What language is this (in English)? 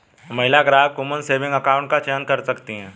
Hindi